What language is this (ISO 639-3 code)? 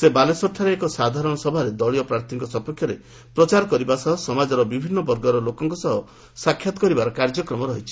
ori